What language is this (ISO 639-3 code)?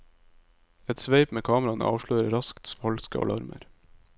nor